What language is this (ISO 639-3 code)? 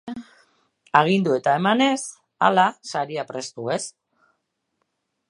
eus